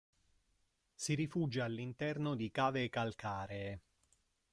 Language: Italian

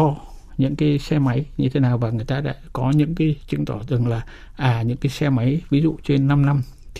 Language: Vietnamese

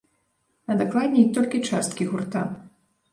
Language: Belarusian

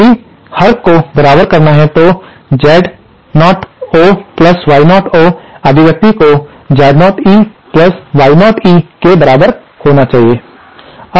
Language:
Hindi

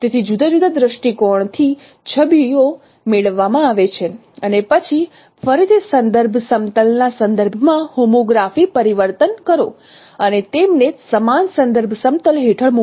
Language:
Gujarati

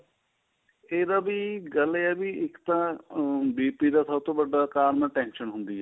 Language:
Punjabi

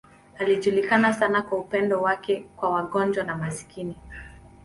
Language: Swahili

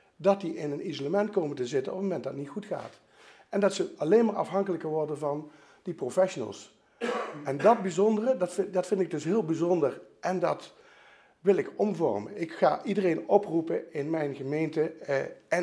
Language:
Dutch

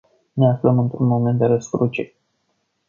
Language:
Romanian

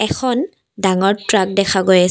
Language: Assamese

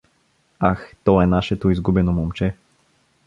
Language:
Bulgarian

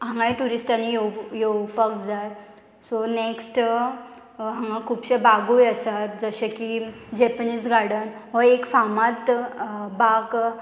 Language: Konkani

